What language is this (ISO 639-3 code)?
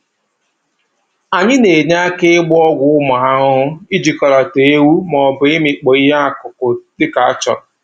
ibo